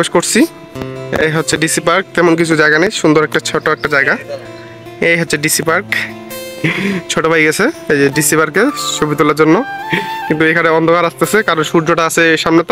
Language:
Arabic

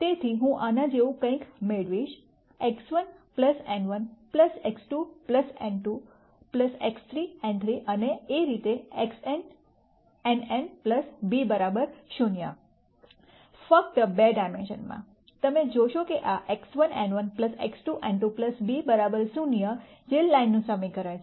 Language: Gujarati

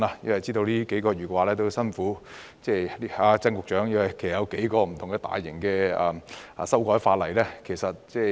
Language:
Cantonese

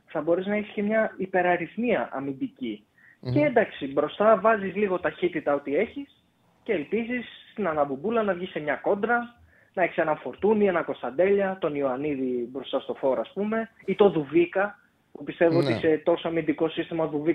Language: Greek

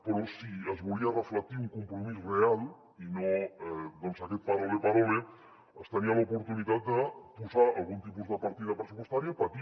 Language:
Catalan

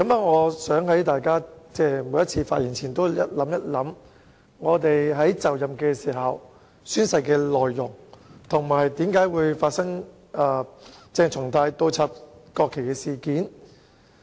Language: Cantonese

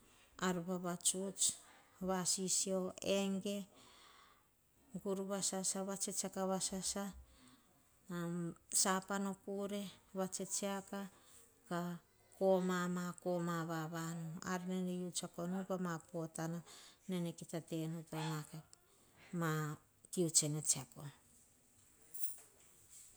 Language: Hahon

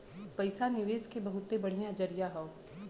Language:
Bhojpuri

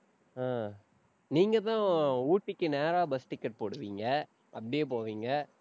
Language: Tamil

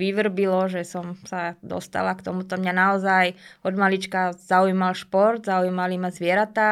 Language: Slovak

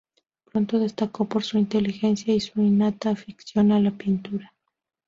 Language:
Spanish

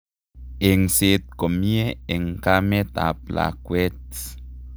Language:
Kalenjin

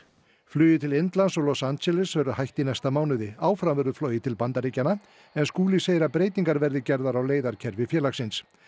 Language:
Icelandic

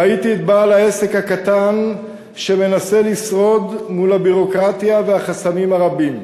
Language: Hebrew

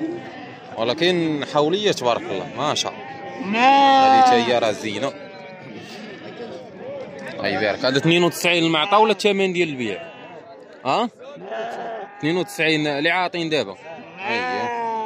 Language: Arabic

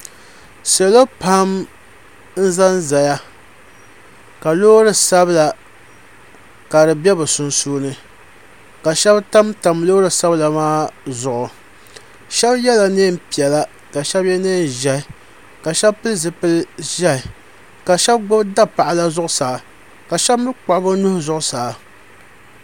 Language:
Dagbani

